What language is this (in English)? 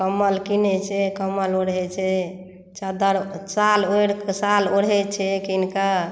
Maithili